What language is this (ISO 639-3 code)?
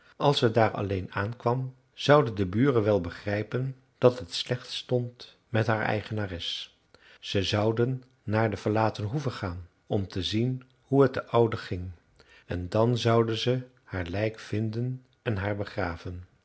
nld